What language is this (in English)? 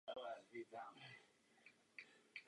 Czech